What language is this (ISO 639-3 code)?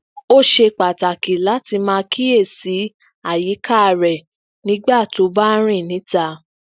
yor